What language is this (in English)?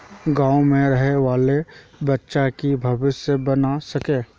Magahi